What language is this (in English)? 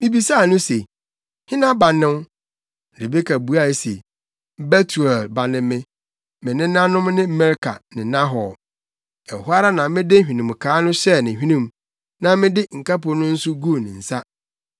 Akan